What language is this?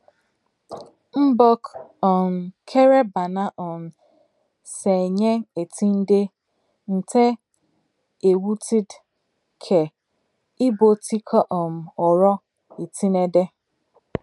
Igbo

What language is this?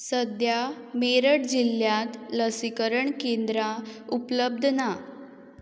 Konkani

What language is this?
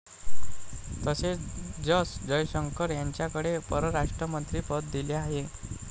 Marathi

